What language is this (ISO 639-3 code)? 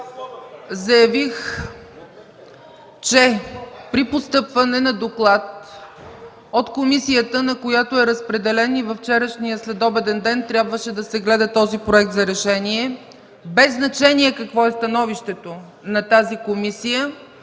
bul